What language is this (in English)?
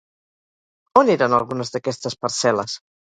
Catalan